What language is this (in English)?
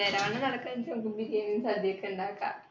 Malayalam